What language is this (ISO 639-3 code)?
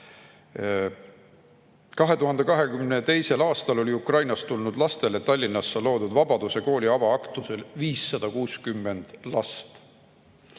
est